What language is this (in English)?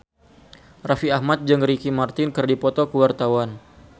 Sundanese